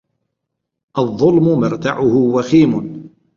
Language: Arabic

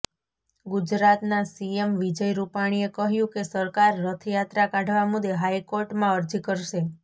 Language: Gujarati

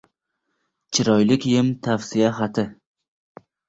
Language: Uzbek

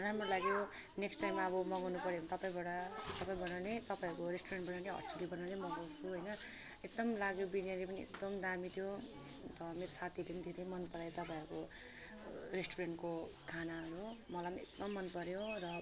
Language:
Nepali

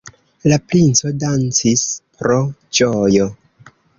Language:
Esperanto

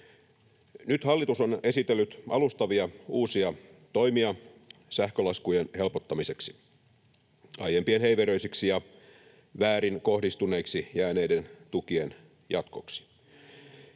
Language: Finnish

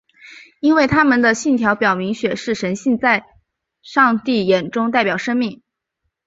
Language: Chinese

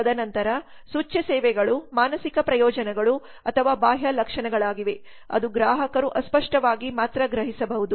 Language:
Kannada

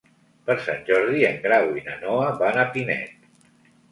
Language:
Catalan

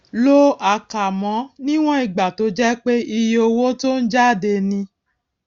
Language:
Yoruba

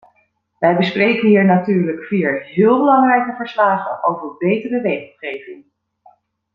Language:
Dutch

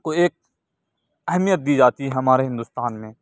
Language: Urdu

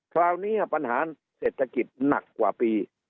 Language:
Thai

